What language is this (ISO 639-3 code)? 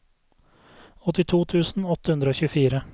nor